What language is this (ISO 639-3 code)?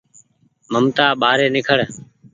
gig